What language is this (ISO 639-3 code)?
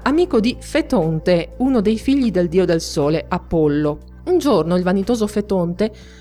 ita